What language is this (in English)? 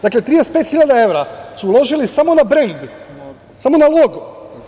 Serbian